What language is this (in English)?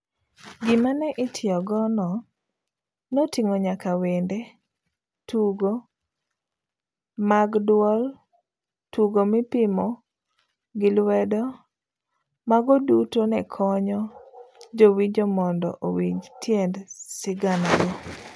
Luo (Kenya and Tanzania)